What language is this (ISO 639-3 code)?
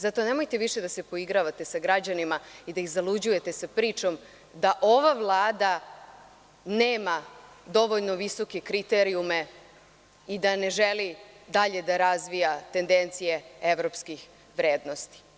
srp